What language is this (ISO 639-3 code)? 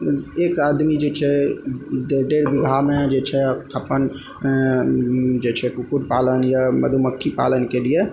mai